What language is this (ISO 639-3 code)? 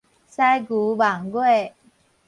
nan